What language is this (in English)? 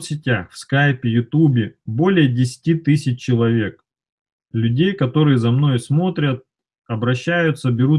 Russian